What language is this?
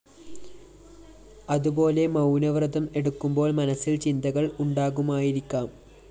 Malayalam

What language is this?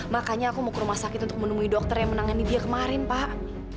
Indonesian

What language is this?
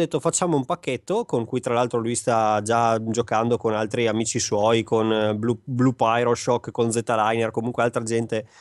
Italian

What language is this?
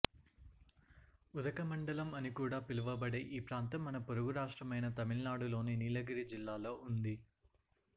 Telugu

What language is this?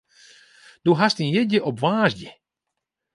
Western Frisian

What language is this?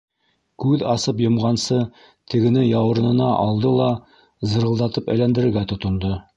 Bashkir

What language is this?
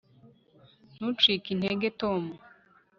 Kinyarwanda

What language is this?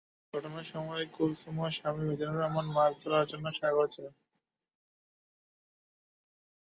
Bangla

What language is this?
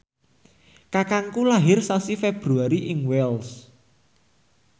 Javanese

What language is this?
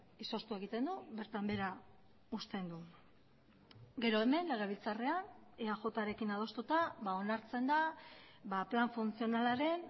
Basque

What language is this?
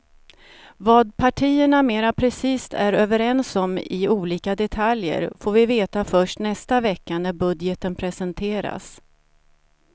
Swedish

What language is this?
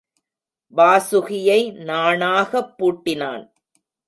Tamil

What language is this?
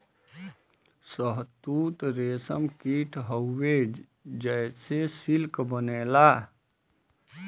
Bhojpuri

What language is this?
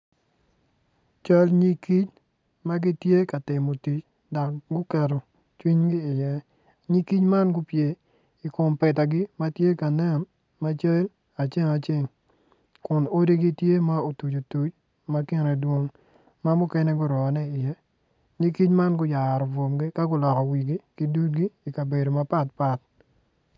Acoli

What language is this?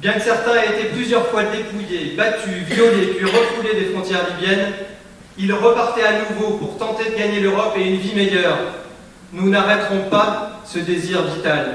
French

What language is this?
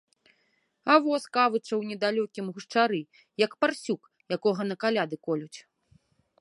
Belarusian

